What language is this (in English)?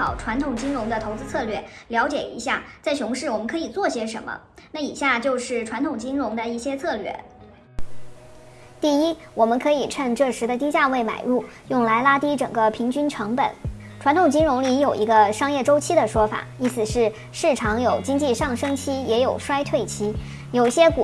Chinese